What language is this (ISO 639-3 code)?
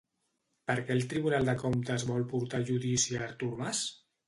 cat